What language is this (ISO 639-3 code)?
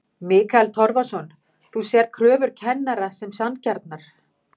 isl